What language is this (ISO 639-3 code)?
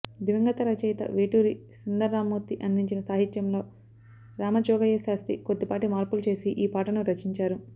tel